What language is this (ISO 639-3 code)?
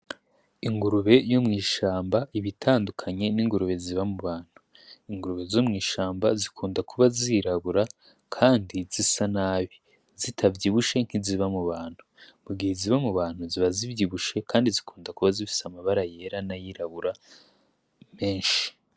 run